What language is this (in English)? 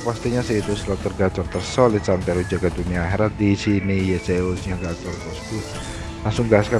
Indonesian